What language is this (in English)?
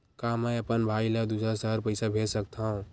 Chhattisgarhi